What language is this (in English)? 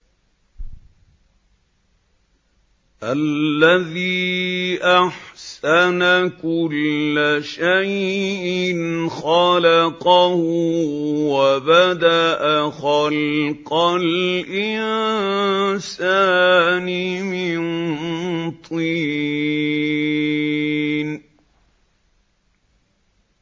Arabic